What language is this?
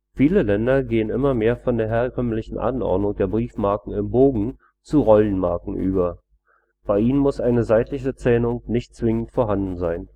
German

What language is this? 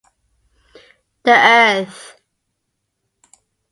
English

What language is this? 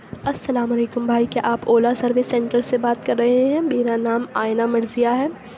Urdu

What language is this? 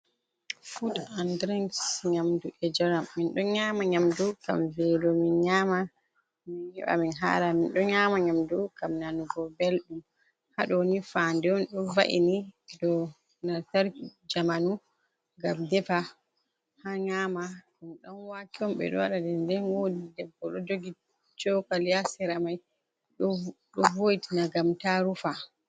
Fula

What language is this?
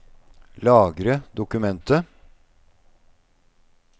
Norwegian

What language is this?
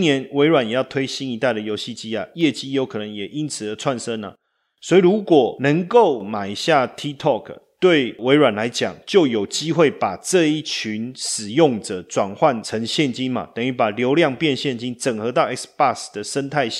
Chinese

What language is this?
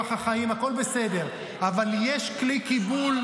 Hebrew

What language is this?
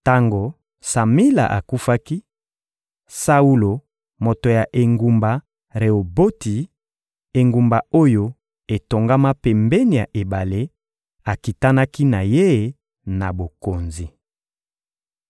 Lingala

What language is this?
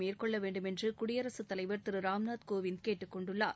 Tamil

